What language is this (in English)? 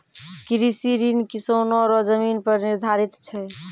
Maithili